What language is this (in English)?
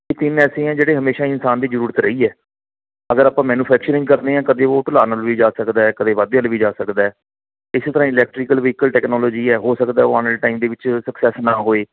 Punjabi